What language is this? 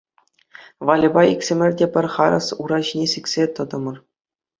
Chuvash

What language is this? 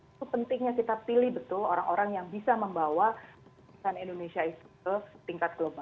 Indonesian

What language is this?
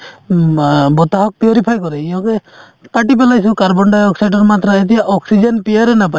Assamese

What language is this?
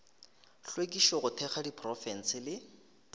Northern Sotho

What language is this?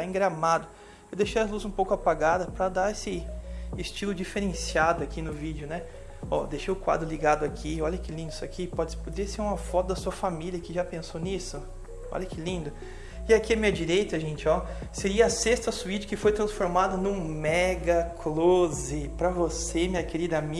Portuguese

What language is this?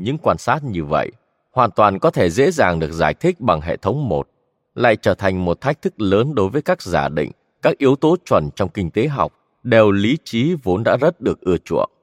Vietnamese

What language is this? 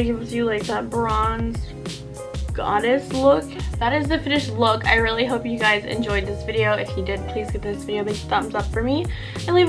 English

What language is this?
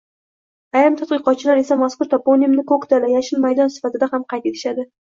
Uzbek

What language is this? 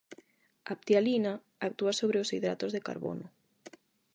Galician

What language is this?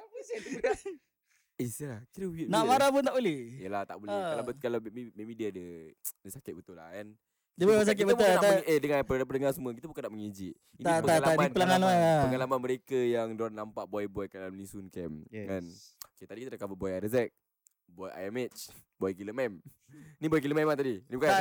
Malay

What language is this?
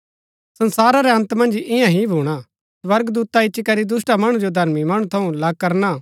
Gaddi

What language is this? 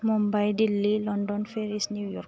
Bodo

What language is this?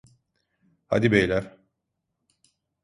Turkish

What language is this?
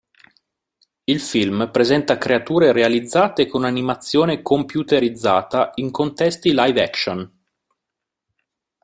Italian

